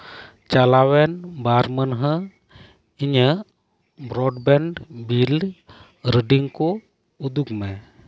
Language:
Santali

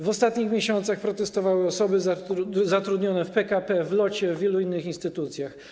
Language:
Polish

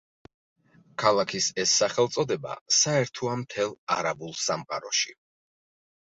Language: Georgian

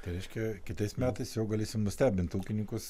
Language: Lithuanian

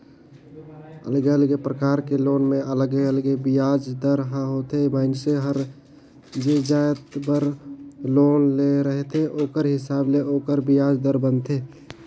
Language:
Chhattisgarhi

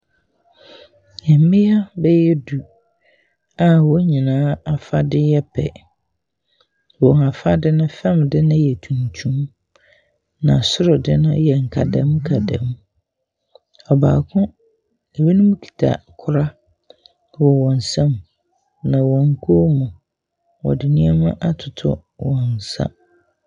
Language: Akan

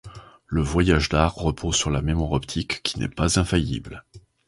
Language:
French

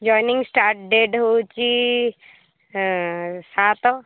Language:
Odia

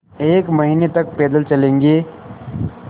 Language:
Hindi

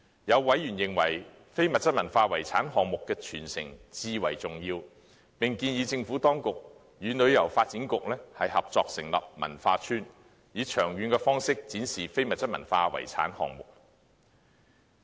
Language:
Cantonese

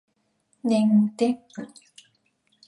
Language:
Min Nan Chinese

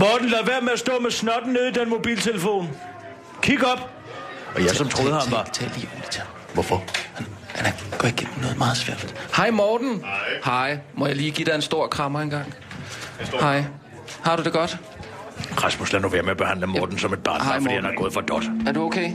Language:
Danish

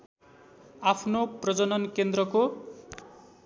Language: Nepali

